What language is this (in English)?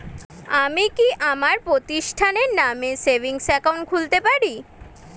Bangla